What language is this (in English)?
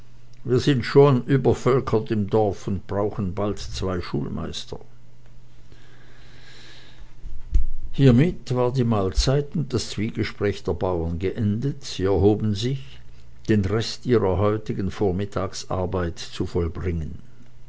German